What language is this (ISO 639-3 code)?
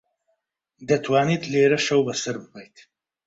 ckb